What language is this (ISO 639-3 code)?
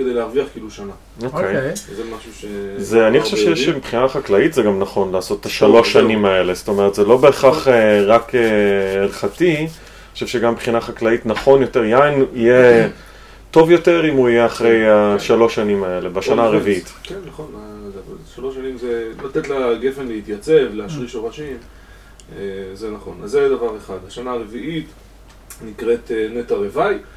heb